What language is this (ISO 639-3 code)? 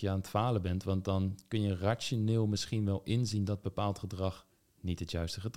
nld